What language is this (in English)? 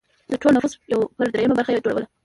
Pashto